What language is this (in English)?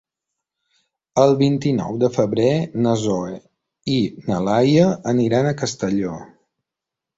Catalan